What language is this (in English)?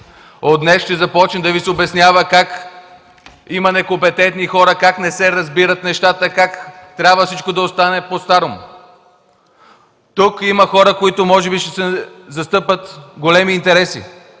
Bulgarian